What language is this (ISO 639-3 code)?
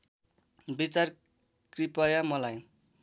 nep